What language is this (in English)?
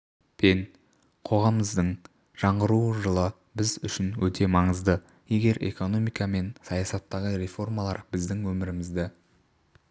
Kazakh